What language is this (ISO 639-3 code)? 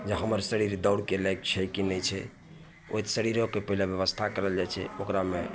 mai